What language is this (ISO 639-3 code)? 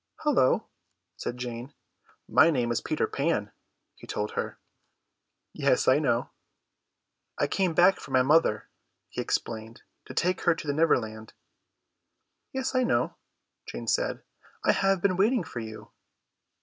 eng